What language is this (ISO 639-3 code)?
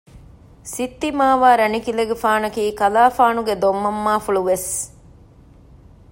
div